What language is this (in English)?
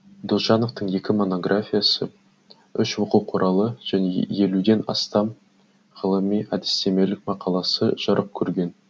Kazakh